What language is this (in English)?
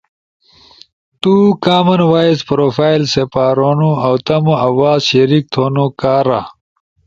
Ushojo